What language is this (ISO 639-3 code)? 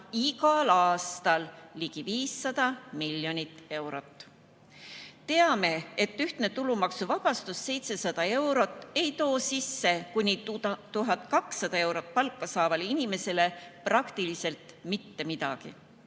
est